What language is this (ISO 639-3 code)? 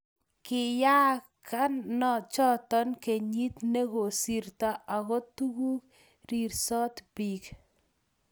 kln